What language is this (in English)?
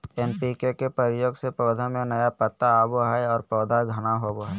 Magahi